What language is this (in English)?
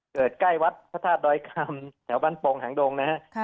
Thai